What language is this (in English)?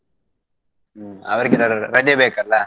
Kannada